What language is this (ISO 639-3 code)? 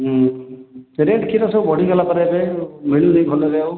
ori